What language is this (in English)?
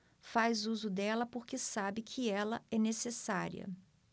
Portuguese